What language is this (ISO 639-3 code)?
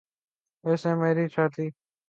urd